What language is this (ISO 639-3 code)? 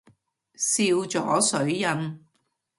yue